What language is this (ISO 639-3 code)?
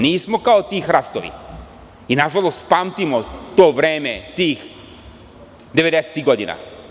srp